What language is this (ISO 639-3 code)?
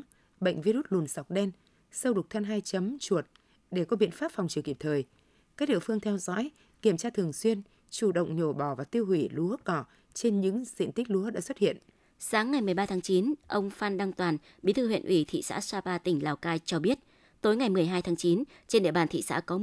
vie